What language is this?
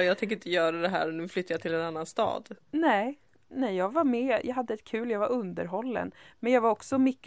Swedish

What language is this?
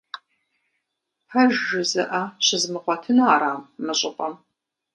Kabardian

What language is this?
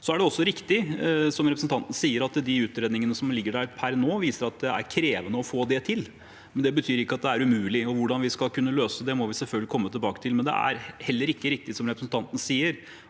Norwegian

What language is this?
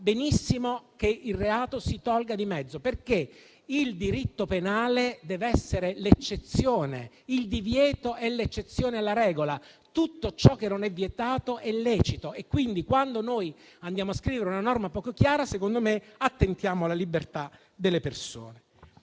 Italian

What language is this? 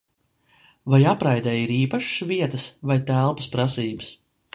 Latvian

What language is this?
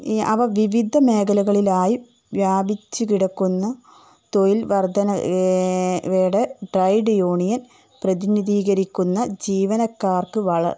Malayalam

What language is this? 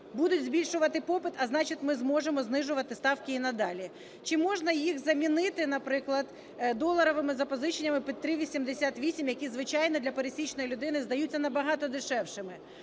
Ukrainian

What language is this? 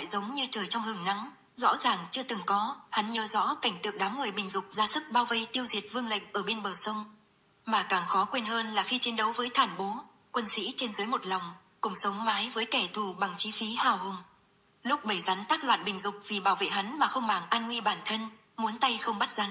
Vietnamese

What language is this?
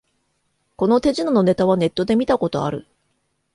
Japanese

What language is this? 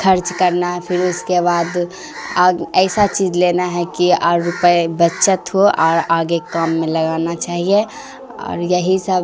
Urdu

